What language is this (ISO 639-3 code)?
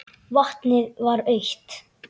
isl